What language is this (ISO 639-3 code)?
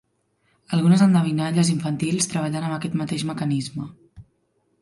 cat